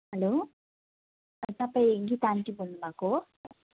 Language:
Nepali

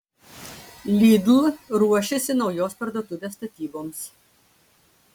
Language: Lithuanian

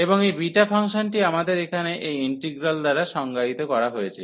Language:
Bangla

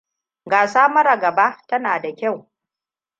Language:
Hausa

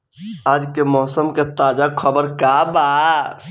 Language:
Bhojpuri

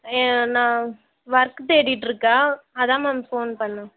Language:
Tamil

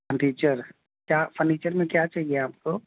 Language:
Urdu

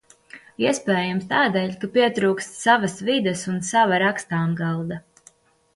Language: Latvian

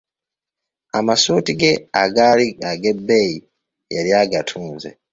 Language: Ganda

